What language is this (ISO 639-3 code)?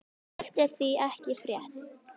isl